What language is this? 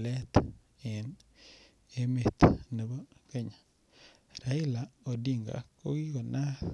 Kalenjin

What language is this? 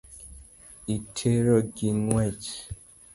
Luo (Kenya and Tanzania)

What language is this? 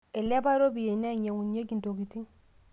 Masai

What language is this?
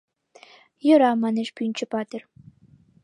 Mari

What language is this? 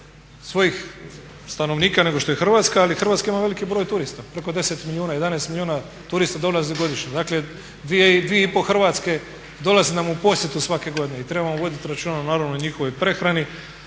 Croatian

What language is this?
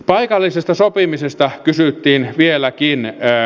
Finnish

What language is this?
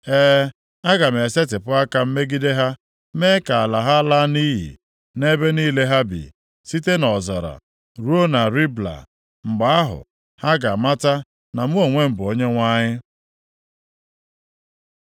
Igbo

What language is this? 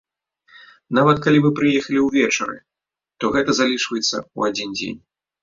Belarusian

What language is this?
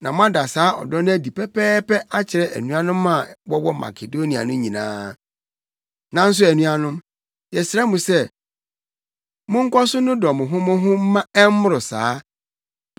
Akan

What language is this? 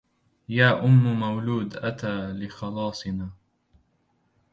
Arabic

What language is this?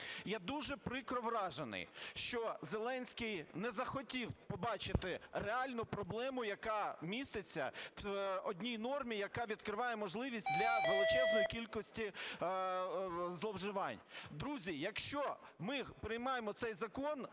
Ukrainian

